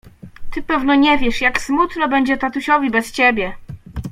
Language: Polish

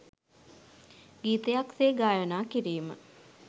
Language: Sinhala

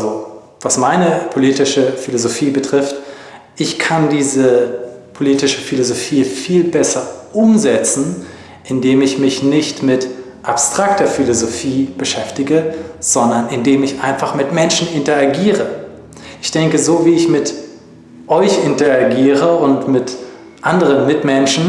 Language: German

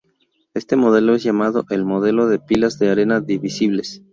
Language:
Spanish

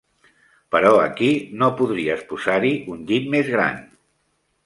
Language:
Catalan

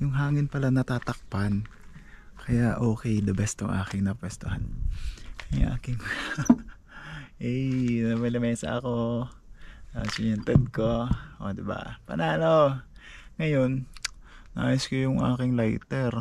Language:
Filipino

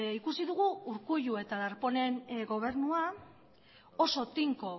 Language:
Basque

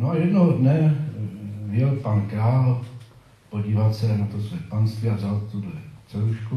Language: Czech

